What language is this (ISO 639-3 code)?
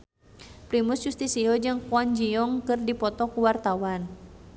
sun